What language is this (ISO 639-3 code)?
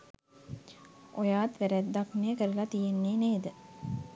sin